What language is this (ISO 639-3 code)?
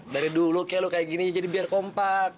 ind